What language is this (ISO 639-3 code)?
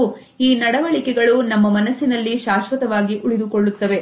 kan